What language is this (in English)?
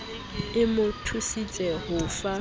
Southern Sotho